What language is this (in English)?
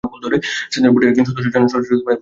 Bangla